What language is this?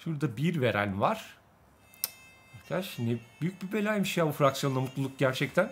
Turkish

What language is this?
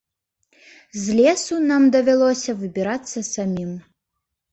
Belarusian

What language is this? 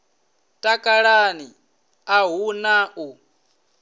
Venda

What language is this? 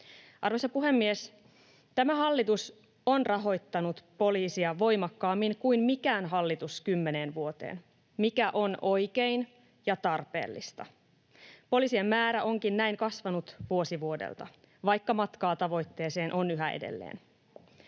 Finnish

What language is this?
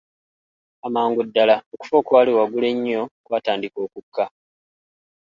Ganda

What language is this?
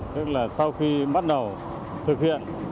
Vietnamese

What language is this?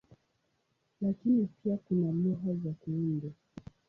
Swahili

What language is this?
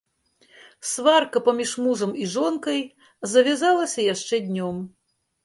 Belarusian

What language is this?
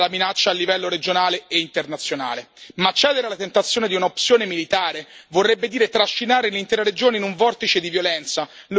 Italian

